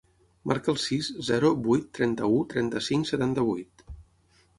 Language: Catalan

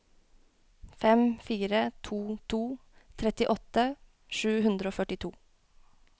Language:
Norwegian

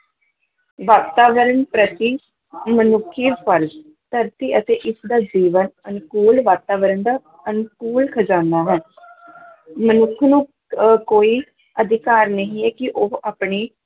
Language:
Punjabi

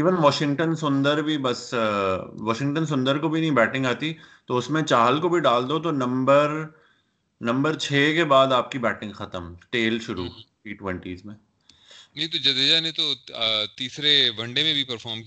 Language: Urdu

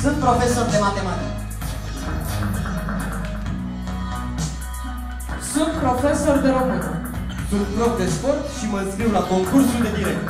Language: Romanian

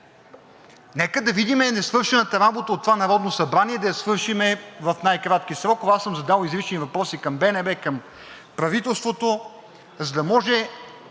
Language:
Bulgarian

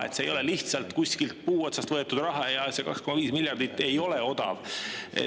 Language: Estonian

